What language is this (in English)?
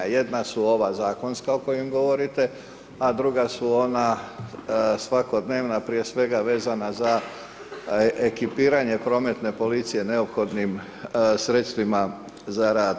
Croatian